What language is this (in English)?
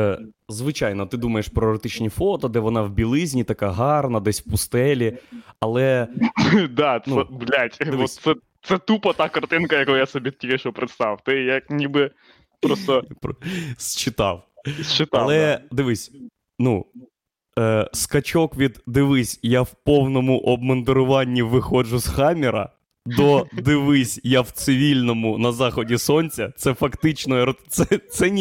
Ukrainian